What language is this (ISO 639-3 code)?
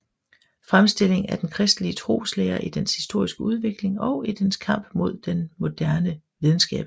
dan